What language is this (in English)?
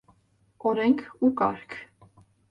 Armenian